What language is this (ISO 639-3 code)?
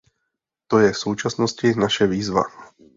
ces